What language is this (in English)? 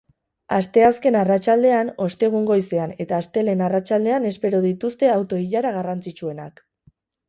Basque